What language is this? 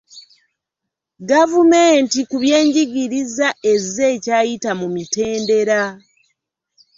Ganda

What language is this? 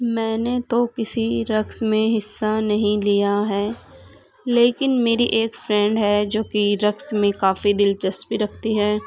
Urdu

